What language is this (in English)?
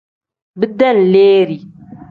Tem